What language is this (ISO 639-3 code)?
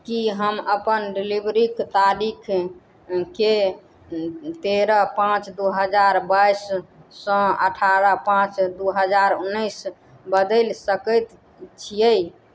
mai